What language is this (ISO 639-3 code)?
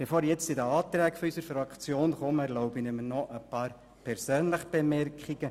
gsw